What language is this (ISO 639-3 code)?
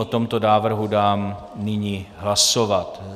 ces